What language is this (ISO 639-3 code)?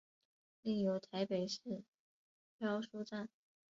zho